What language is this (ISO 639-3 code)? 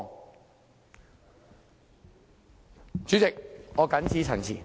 yue